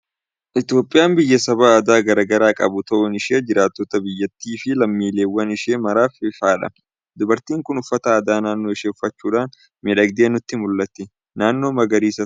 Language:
Oromo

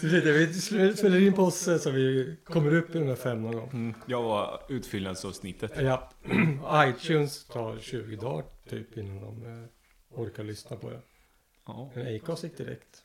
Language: Swedish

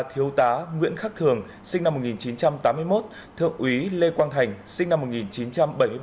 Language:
Vietnamese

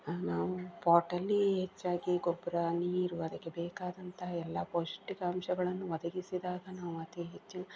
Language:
Kannada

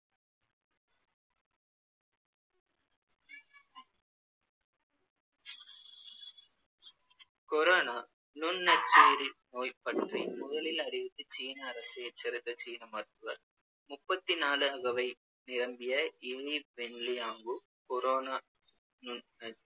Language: Tamil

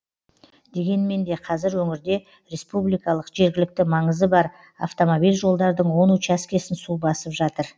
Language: Kazakh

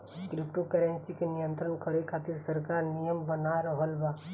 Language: Bhojpuri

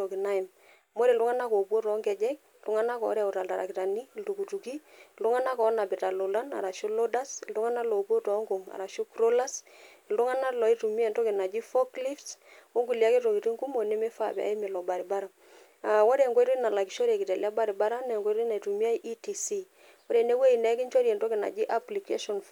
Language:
Masai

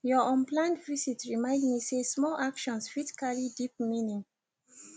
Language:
Nigerian Pidgin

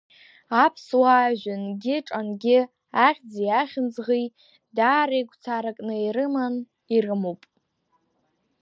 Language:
Abkhazian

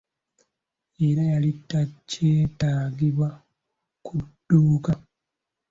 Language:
Ganda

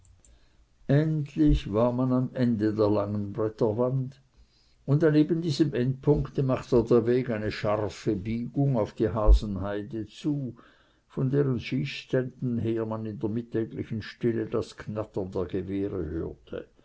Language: German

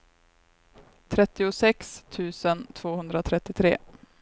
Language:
Swedish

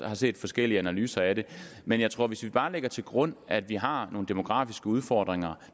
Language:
Danish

